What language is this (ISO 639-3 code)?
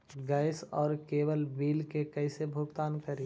mag